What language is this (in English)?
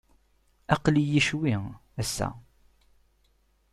Kabyle